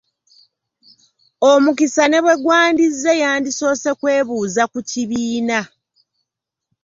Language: Ganda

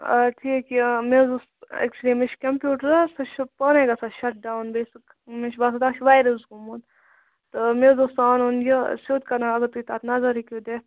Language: Kashmiri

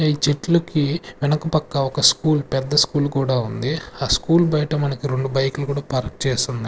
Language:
Telugu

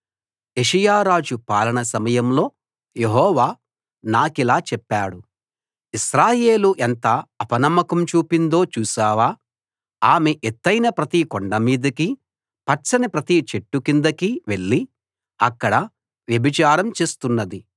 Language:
Telugu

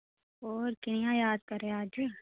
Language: Dogri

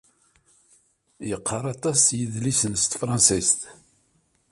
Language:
Kabyle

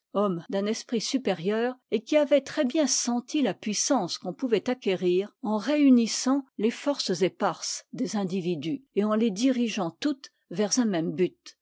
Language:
French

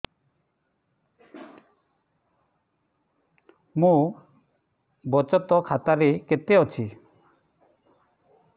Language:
Odia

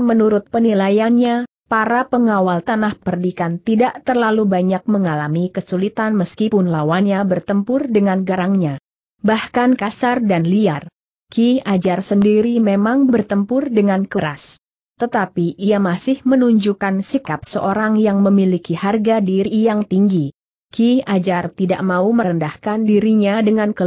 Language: Indonesian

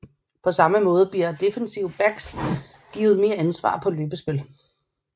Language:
Danish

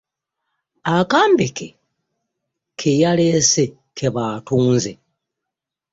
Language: Ganda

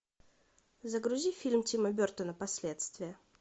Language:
Russian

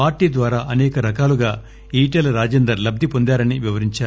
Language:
Telugu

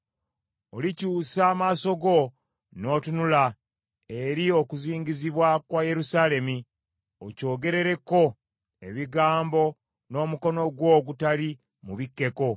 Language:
Ganda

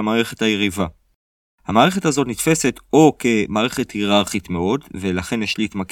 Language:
Hebrew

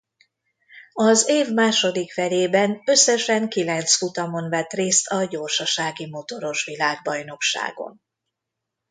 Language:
Hungarian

